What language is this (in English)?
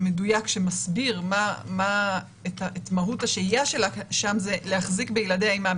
Hebrew